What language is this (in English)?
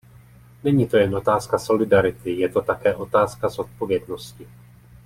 Czech